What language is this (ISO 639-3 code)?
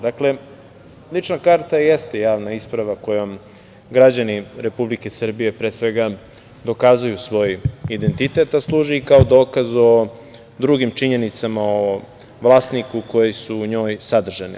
srp